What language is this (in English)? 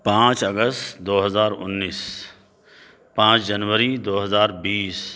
Urdu